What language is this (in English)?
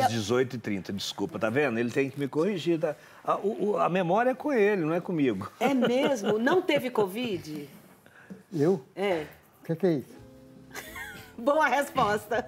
Portuguese